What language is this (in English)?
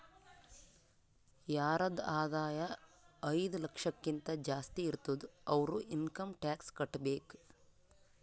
Kannada